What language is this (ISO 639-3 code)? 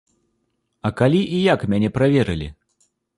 bel